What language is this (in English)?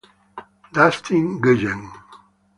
Italian